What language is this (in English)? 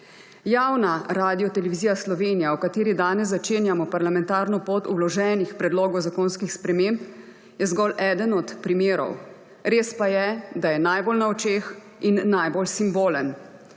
Slovenian